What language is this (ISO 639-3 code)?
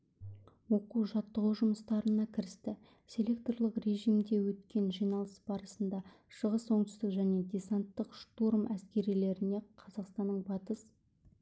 kaz